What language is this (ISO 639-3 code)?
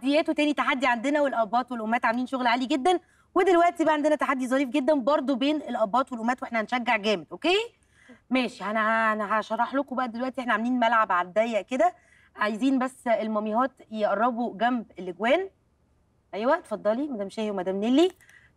ara